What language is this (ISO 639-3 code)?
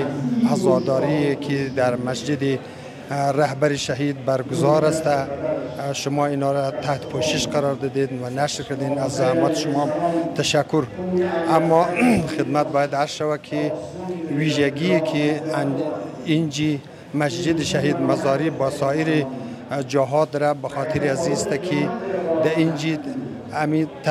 fas